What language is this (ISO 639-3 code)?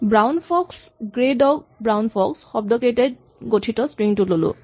asm